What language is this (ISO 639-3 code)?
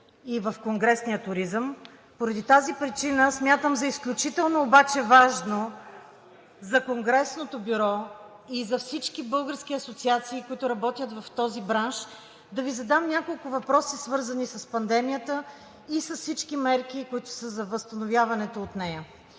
bul